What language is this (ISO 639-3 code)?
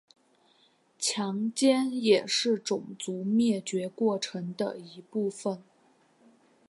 zho